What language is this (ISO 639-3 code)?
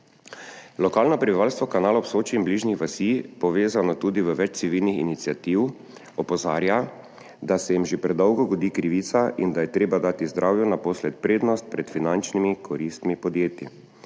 slv